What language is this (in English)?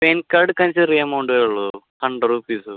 Malayalam